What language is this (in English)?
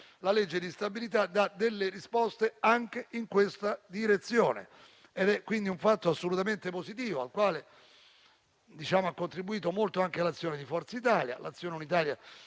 Italian